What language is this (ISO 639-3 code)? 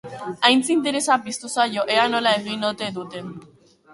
eus